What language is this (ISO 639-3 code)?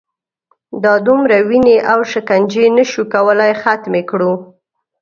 pus